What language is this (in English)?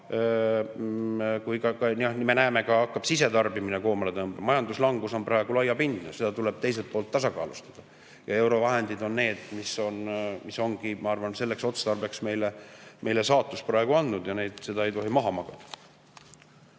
Estonian